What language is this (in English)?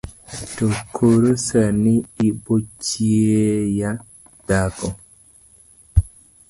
Luo (Kenya and Tanzania)